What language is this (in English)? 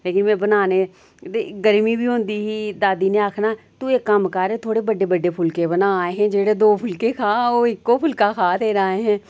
Dogri